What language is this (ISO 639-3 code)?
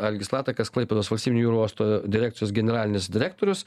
lit